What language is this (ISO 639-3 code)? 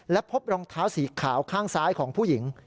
tha